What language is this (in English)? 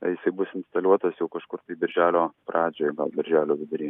Lithuanian